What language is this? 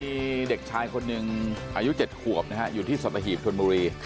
Thai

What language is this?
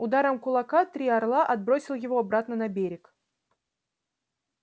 Russian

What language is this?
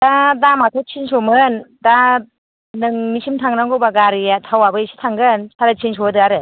Bodo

